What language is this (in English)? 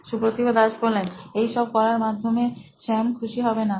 Bangla